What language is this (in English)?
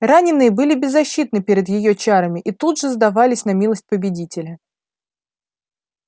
Russian